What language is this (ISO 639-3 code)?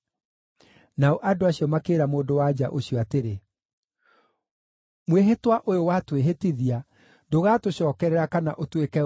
kik